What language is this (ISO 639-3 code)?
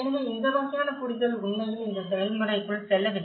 tam